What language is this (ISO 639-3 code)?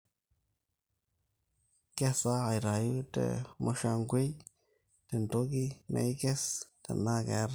mas